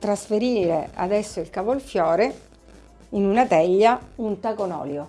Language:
Italian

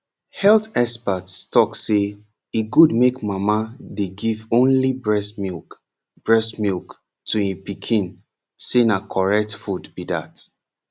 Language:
Nigerian Pidgin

